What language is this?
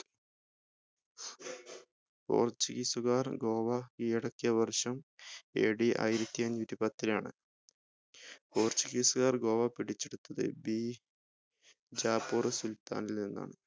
Malayalam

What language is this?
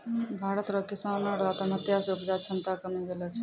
Maithili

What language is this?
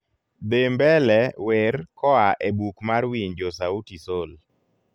Luo (Kenya and Tanzania)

